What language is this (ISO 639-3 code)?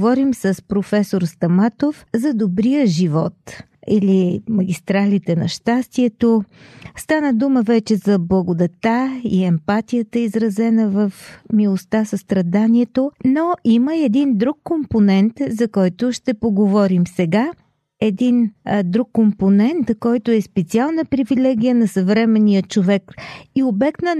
bul